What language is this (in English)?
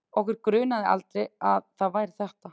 Icelandic